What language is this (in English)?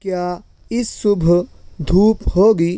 Urdu